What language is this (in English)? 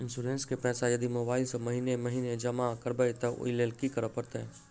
Maithili